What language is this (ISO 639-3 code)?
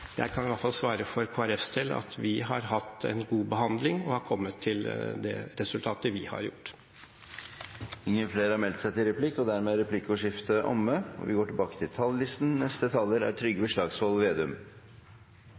nor